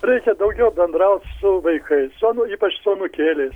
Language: Lithuanian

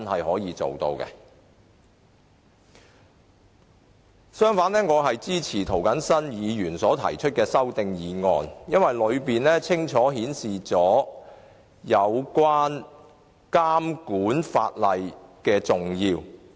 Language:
Cantonese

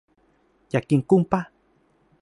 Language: Thai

